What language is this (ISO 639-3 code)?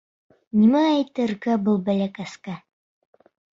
bak